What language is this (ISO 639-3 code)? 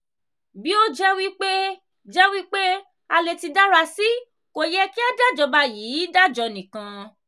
yor